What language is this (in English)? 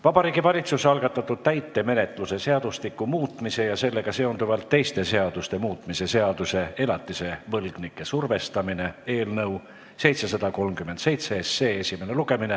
Estonian